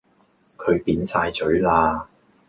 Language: Cantonese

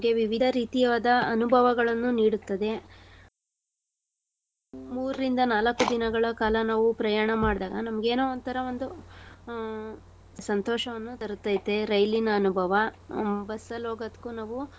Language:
Kannada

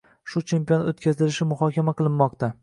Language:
Uzbek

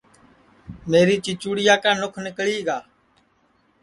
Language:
Sansi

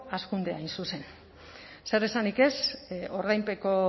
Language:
Basque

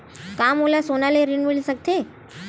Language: Chhattisgarhi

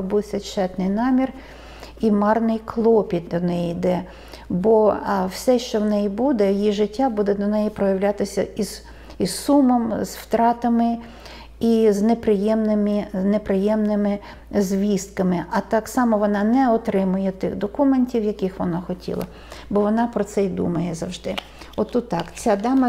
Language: Ukrainian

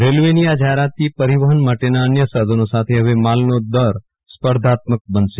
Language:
Gujarati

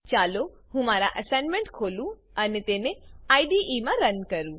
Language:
Gujarati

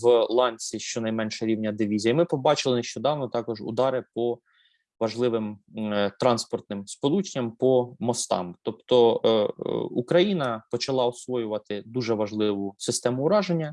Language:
Ukrainian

